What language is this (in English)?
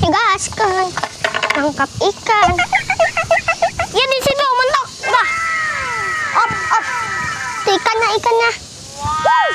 Indonesian